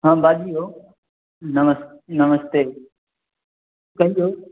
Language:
Maithili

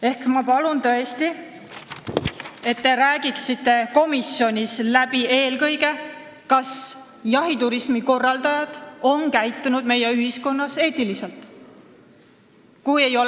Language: Estonian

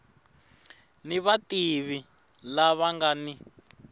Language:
Tsonga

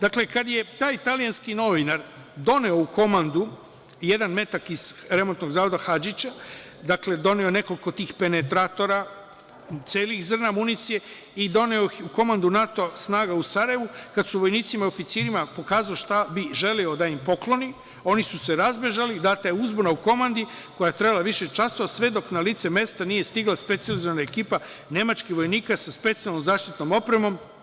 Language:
Serbian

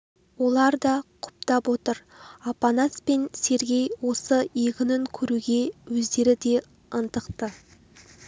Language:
Kazakh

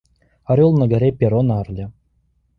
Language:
Russian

